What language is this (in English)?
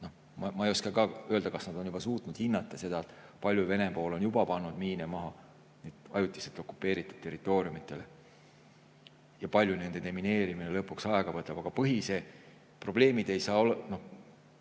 Estonian